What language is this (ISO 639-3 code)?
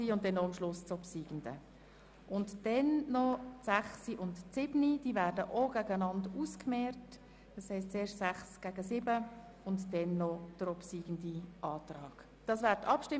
gsw